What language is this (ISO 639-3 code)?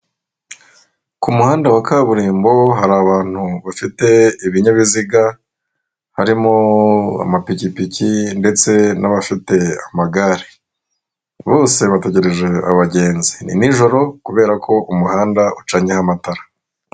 kin